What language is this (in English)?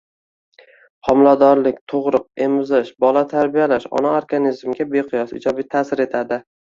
Uzbek